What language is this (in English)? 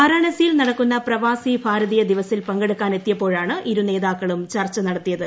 Malayalam